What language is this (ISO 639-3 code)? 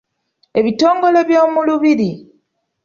lug